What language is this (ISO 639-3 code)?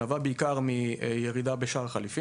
heb